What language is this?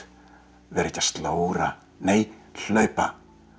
Icelandic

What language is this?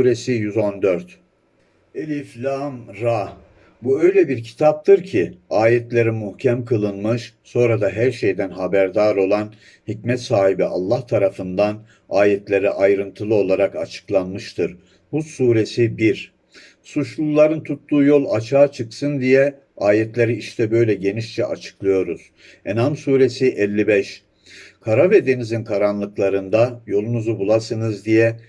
Turkish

